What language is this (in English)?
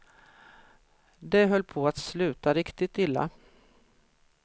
Swedish